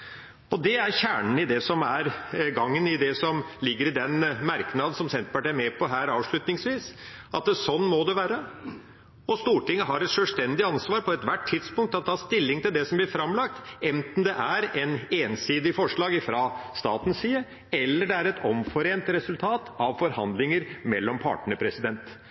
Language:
Norwegian Bokmål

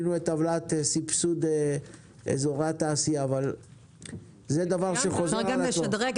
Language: Hebrew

